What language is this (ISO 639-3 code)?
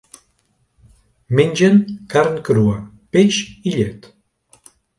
cat